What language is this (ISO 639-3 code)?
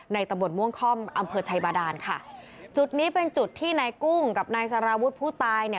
tha